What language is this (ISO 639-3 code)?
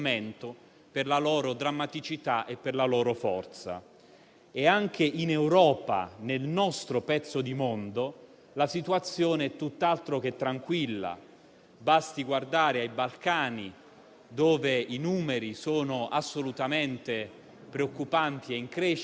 ita